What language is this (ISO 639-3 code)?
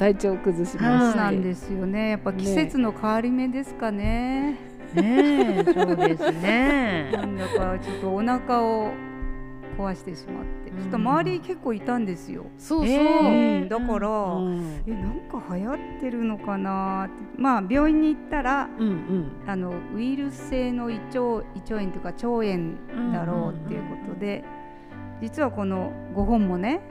jpn